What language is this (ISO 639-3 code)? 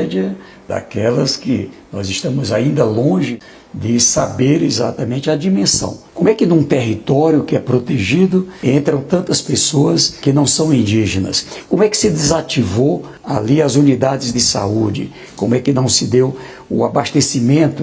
por